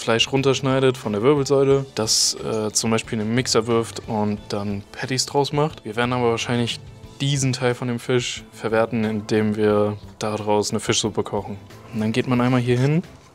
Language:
German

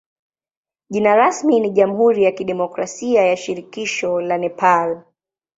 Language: Swahili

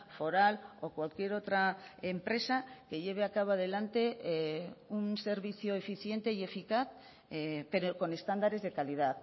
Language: Spanish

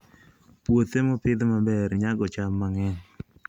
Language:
Luo (Kenya and Tanzania)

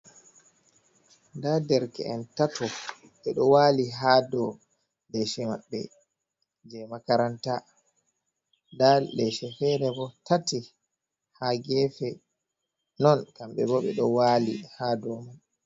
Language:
Fula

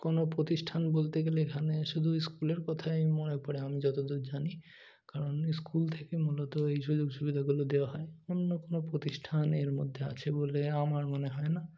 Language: Bangla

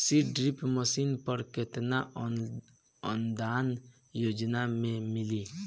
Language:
Bhojpuri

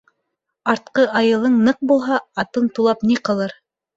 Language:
Bashkir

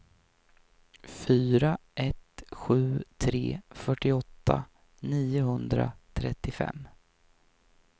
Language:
Swedish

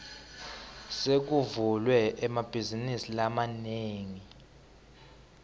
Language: Swati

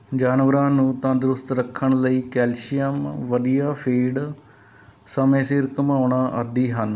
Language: Punjabi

